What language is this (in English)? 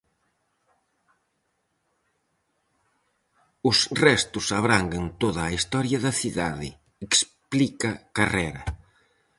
Galician